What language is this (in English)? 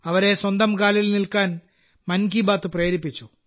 Malayalam